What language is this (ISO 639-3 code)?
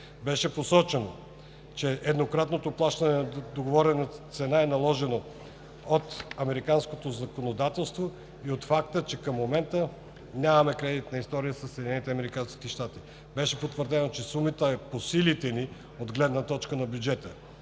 bul